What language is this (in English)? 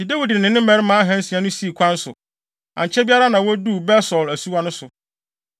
Akan